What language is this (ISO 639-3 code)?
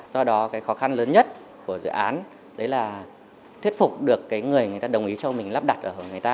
vie